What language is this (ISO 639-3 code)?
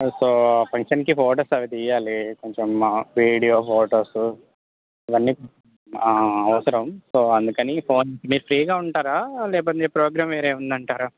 tel